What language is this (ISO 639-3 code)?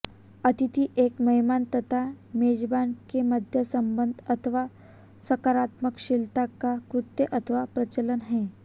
hin